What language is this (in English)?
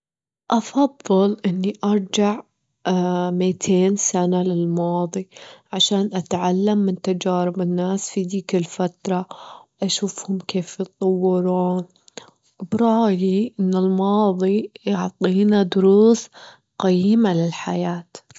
Gulf Arabic